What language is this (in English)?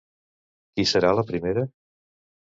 Catalan